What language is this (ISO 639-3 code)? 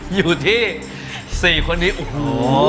tha